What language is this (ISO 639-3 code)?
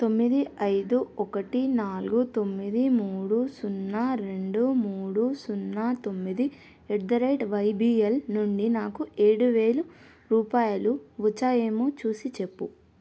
tel